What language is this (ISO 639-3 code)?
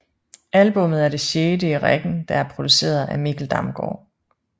dan